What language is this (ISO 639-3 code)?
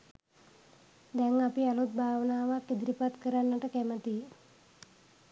sin